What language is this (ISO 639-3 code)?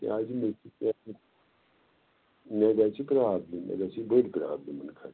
kas